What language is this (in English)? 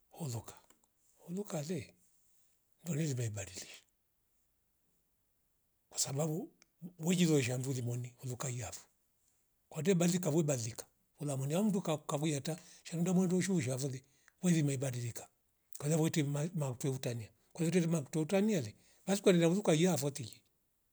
Rombo